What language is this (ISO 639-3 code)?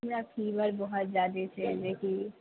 mai